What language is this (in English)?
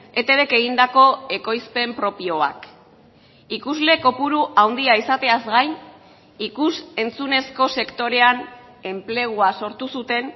Basque